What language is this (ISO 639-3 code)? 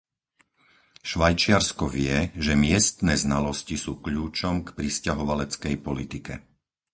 slk